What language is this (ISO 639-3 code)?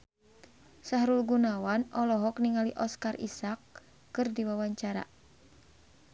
sun